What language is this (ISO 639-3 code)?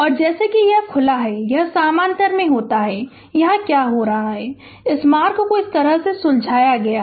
hin